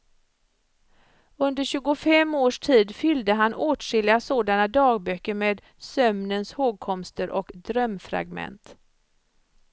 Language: Swedish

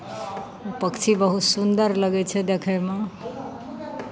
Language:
Maithili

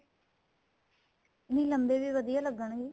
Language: Punjabi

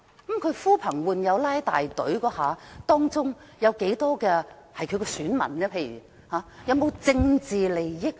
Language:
Cantonese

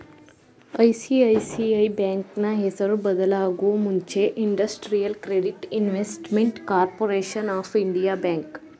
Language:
Kannada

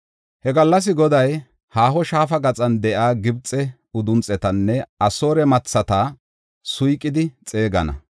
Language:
Gofa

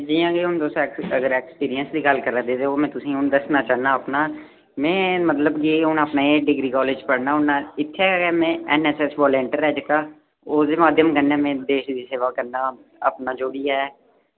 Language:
Dogri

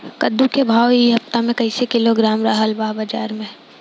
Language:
Bhojpuri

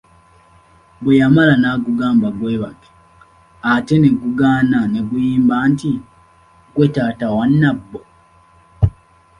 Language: Ganda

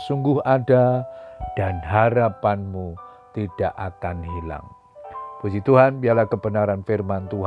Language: Indonesian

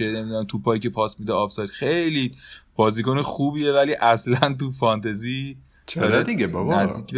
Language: Persian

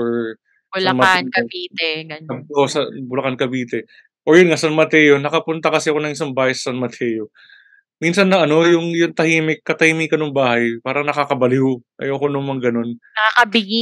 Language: Filipino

